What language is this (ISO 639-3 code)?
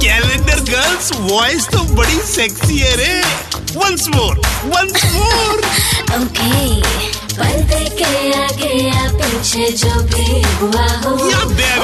hin